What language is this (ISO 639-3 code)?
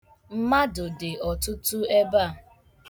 ibo